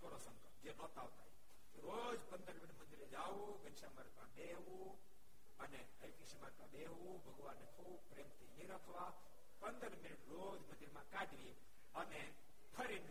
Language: Gujarati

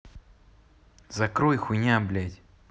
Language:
Russian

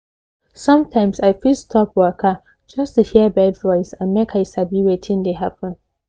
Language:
Nigerian Pidgin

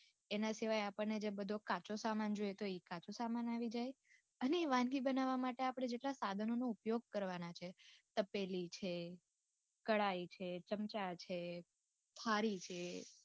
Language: Gujarati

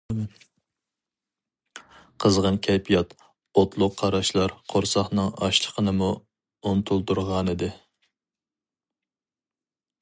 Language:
Uyghur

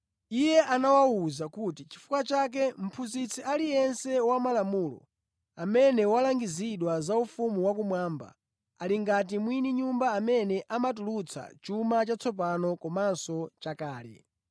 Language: Nyanja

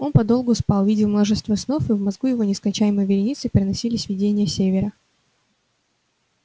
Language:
Russian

